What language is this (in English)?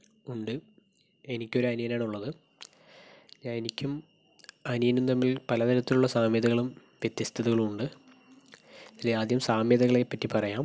Malayalam